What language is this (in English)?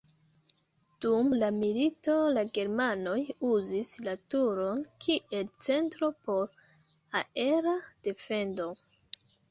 Esperanto